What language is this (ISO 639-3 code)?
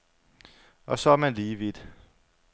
dan